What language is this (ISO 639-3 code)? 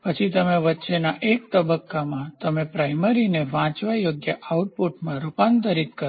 guj